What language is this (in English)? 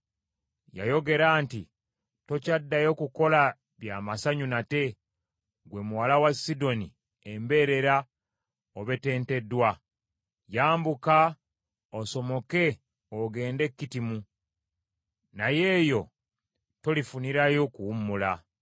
Ganda